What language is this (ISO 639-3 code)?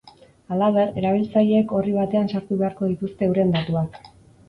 eus